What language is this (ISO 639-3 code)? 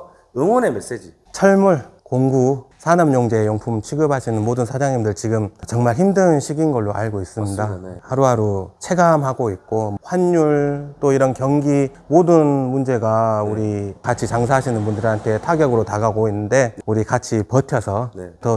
kor